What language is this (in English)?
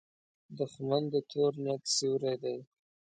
Pashto